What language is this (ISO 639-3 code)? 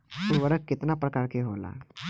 bho